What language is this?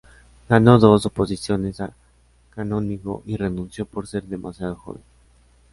Spanish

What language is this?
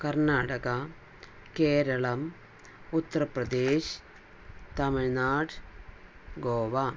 Malayalam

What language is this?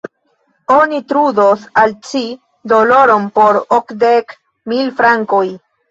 Esperanto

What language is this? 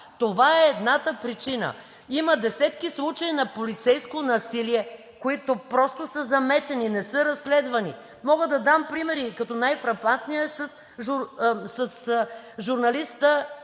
Bulgarian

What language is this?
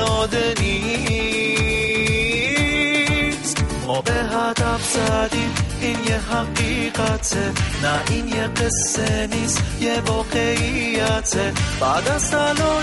Persian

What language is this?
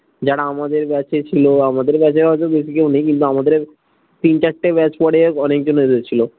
Bangla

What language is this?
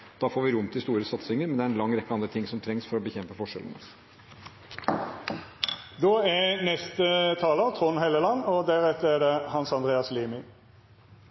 Norwegian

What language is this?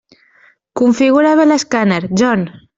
Catalan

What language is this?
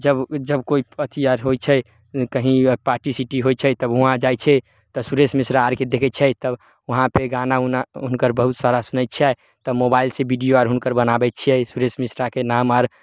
Maithili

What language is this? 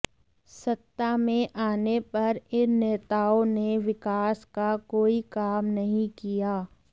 Hindi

